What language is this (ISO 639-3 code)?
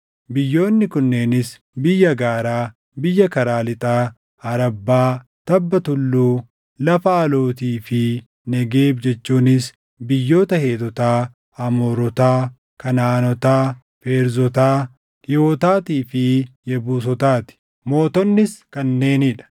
orm